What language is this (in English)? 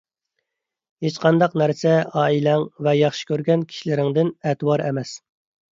Uyghur